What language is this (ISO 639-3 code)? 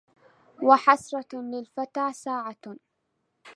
ara